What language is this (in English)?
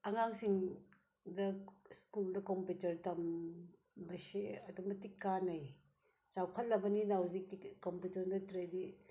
Manipuri